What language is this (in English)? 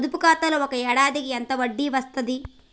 Telugu